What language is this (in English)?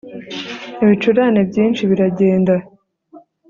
Kinyarwanda